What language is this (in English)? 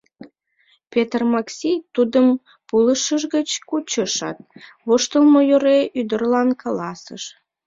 Mari